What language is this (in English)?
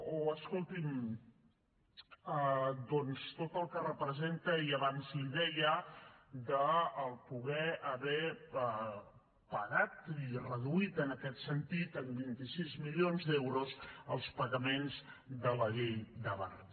Catalan